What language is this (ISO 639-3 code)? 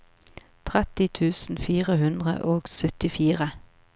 nor